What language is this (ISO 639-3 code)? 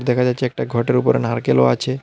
ben